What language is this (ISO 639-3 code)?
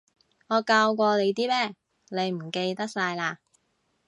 yue